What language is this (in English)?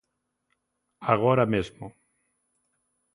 Galician